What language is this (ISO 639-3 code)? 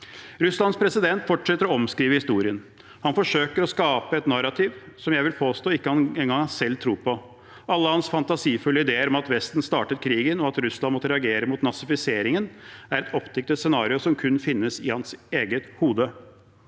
nor